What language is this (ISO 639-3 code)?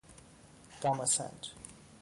fas